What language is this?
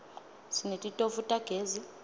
Swati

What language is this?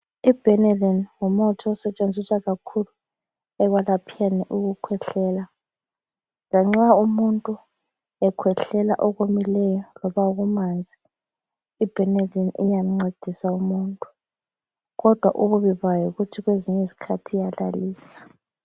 North Ndebele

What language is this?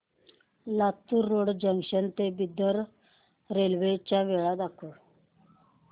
Marathi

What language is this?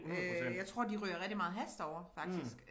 Danish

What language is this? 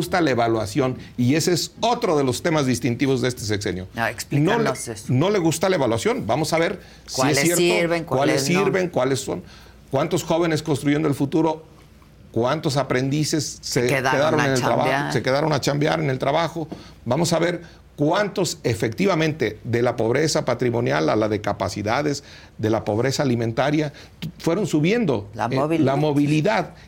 Spanish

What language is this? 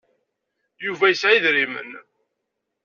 Kabyle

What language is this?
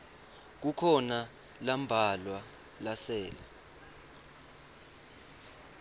Swati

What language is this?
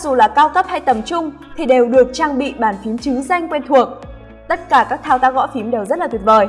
Vietnamese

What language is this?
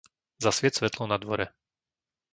Slovak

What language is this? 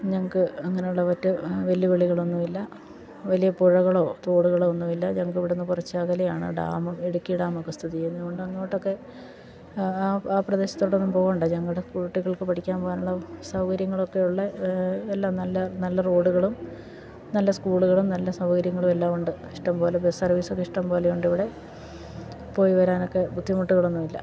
Malayalam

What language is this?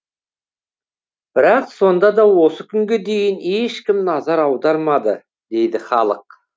Kazakh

